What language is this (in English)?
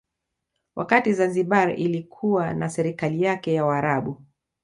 Swahili